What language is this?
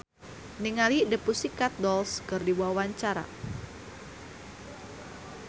Sundanese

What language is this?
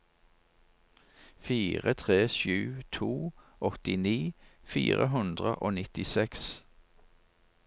Norwegian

